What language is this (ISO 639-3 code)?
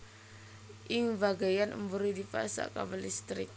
jav